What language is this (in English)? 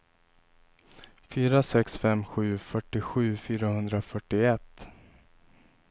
Swedish